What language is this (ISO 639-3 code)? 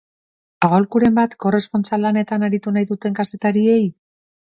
eus